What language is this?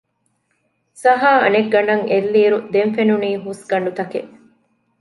Divehi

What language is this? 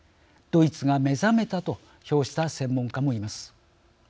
Japanese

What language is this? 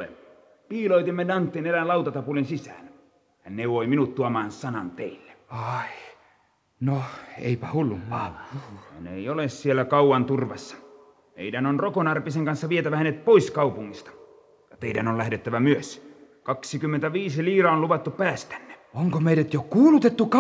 Finnish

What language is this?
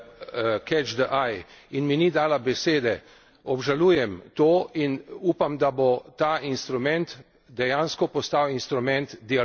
Slovenian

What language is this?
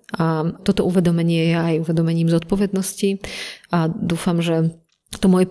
Slovak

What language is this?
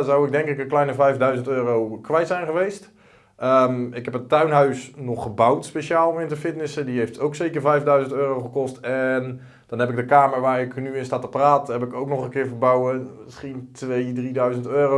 Dutch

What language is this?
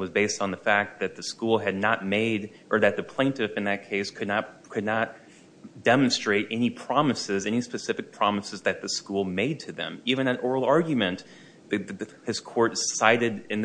English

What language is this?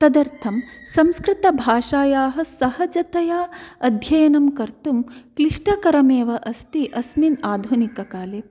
Sanskrit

